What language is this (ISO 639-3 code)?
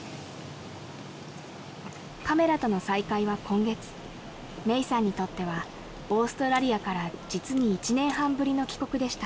jpn